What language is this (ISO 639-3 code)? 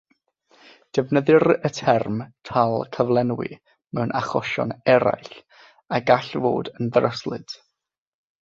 cym